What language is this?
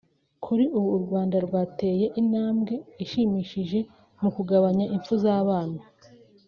Kinyarwanda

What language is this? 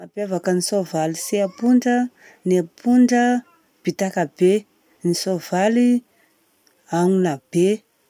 Southern Betsimisaraka Malagasy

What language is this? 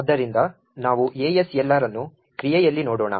Kannada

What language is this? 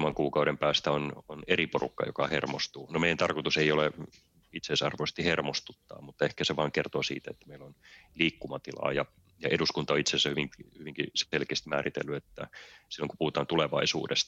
Finnish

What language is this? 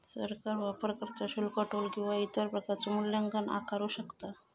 Marathi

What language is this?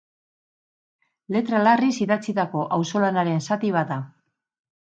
Basque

